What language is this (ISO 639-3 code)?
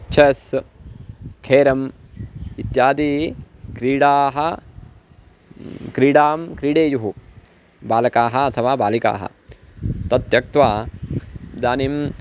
san